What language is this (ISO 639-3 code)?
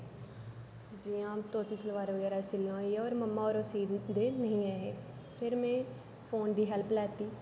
doi